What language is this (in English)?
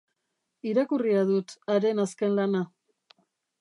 Basque